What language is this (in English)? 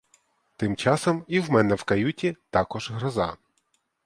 Ukrainian